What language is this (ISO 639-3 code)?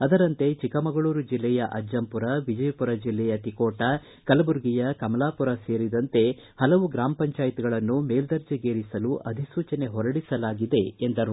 kan